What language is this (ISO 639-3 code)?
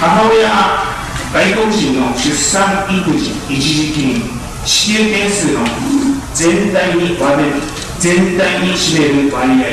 jpn